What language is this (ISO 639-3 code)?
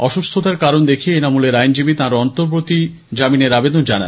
ben